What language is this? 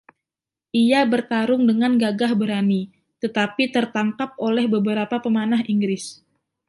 Indonesian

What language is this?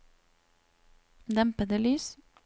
Norwegian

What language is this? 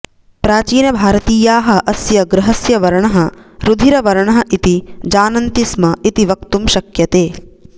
Sanskrit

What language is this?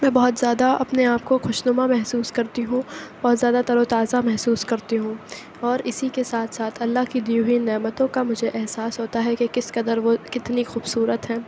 Urdu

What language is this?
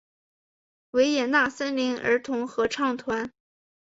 Chinese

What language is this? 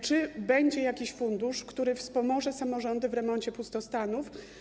Polish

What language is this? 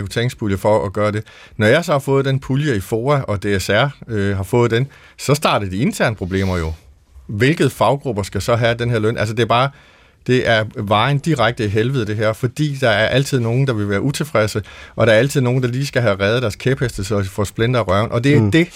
Danish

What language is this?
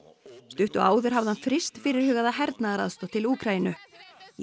Icelandic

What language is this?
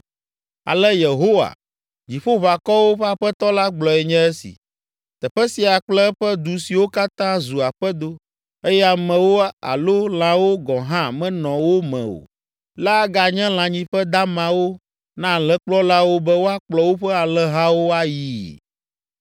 Ewe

